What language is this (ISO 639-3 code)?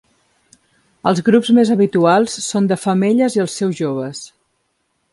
cat